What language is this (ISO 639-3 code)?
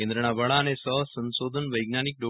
guj